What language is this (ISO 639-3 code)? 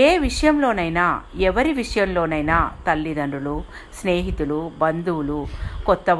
tel